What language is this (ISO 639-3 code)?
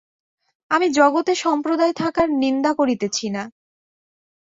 ben